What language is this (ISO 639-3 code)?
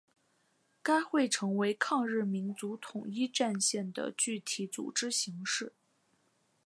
zho